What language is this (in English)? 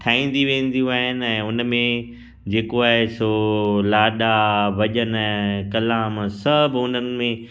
Sindhi